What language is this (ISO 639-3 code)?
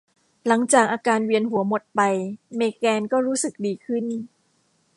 tha